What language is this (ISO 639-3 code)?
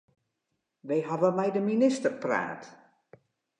fry